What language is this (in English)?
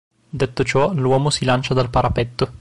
Italian